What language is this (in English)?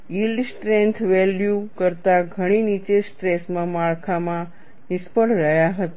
Gujarati